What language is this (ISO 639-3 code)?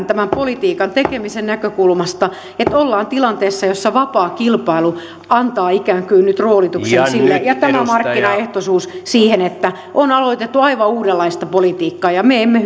fin